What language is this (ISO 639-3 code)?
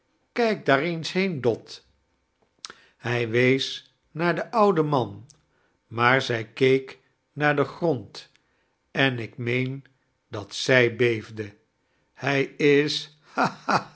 nld